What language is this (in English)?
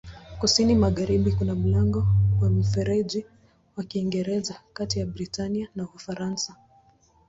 Swahili